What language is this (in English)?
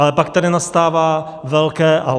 Czech